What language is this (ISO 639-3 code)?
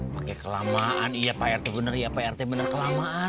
ind